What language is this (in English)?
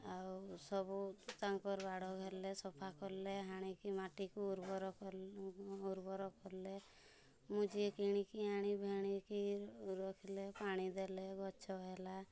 Odia